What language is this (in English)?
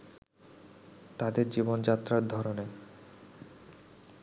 Bangla